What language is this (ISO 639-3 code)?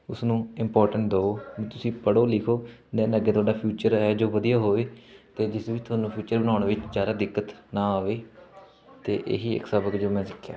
pan